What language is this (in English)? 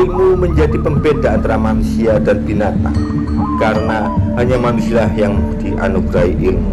Indonesian